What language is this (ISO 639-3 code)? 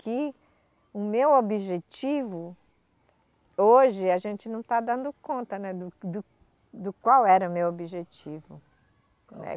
por